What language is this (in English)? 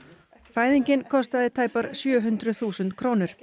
Icelandic